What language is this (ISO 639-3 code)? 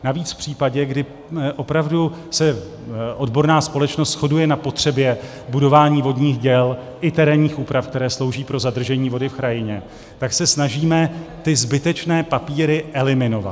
ces